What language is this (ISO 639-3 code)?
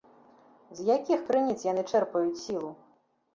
bel